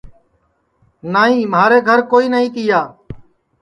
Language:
Sansi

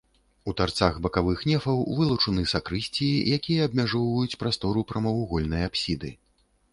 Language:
Belarusian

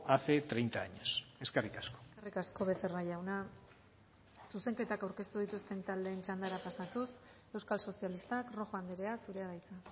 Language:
Basque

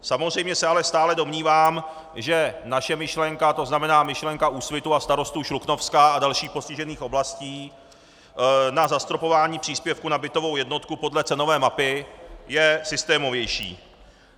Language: Czech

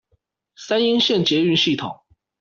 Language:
Chinese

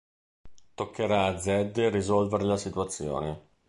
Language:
Italian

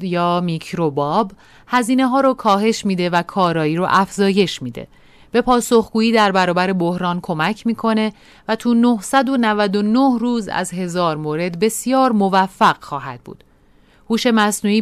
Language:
Persian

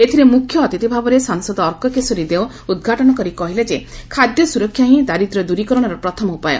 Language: Odia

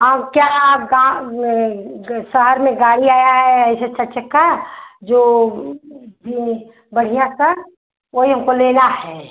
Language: Hindi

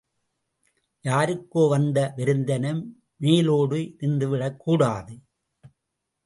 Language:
Tamil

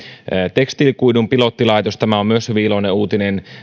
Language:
Finnish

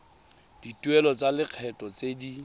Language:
Tswana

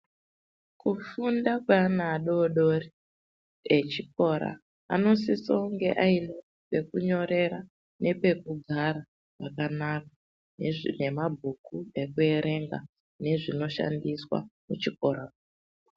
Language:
Ndau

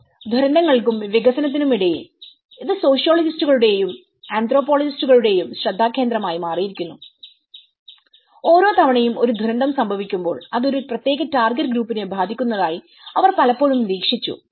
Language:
Malayalam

